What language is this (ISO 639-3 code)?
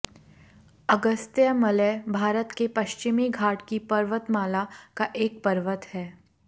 hin